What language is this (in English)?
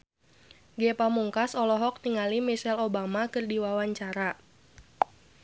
Sundanese